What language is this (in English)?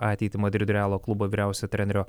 Lithuanian